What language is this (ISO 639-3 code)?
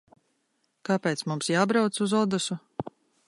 lav